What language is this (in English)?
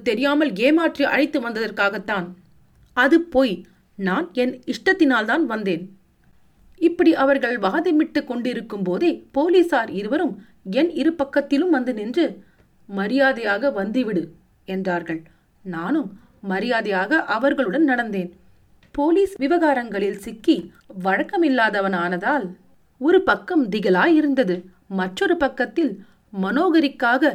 Tamil